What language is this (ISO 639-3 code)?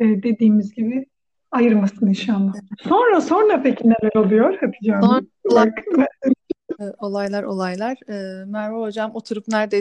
tur